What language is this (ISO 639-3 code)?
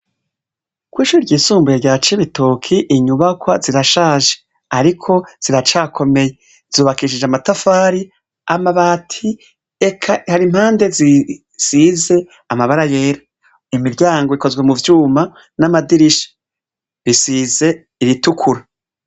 run